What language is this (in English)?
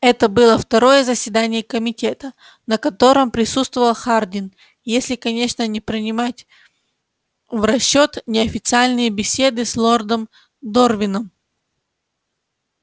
Russian